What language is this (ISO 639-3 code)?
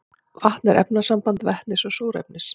isl